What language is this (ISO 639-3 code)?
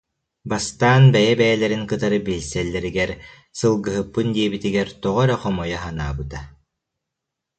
sah